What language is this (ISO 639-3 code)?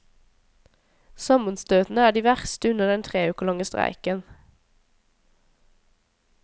nor